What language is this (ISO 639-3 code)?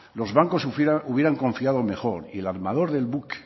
spa